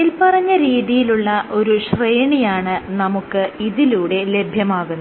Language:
Malayalam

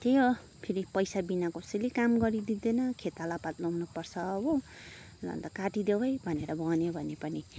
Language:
Nepali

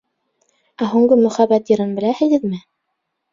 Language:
Bashkir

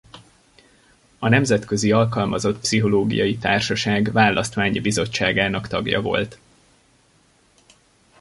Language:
Hungarian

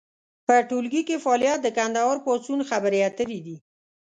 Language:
Pashto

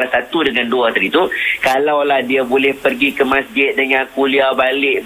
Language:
Malay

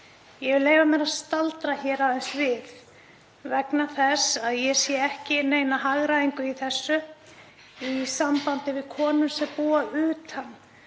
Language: Icelandic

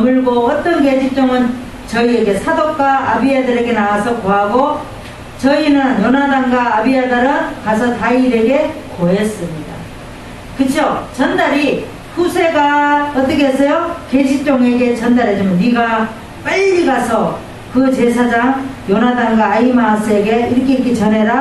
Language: Korean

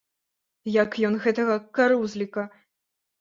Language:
Belarusian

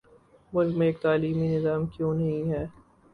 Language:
Urdu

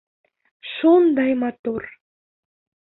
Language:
Bashkir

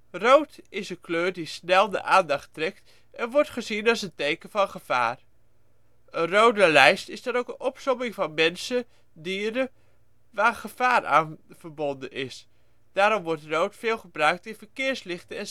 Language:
Dutch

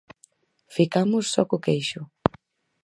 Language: Galician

